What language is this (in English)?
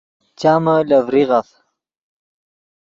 Yidgha